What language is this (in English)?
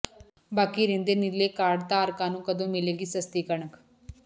Punjabi